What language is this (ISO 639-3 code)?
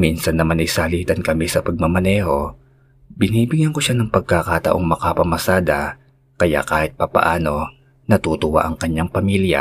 fil